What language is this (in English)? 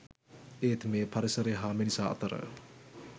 Sinhala